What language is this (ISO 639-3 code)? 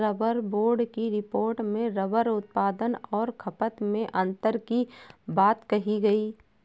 hin